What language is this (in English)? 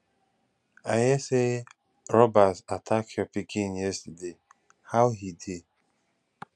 Nigerian Pidgin